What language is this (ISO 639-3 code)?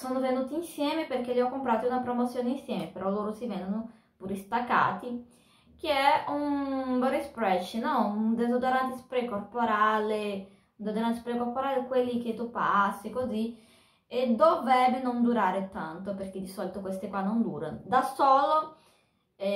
ita